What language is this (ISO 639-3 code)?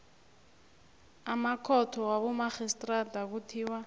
nbl